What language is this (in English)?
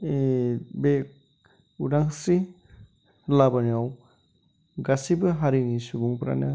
Bodo